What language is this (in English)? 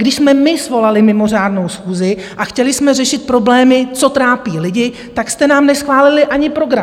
Czech